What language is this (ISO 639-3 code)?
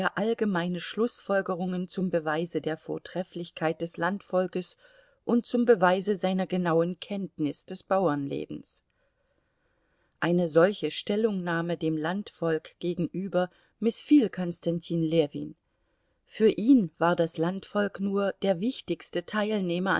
deu